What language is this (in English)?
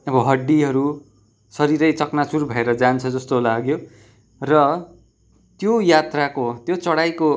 Nepali